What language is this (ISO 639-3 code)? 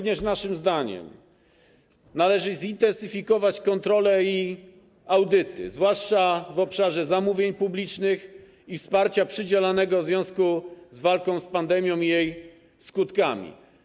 pol